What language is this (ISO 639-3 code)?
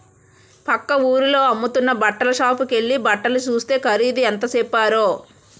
tel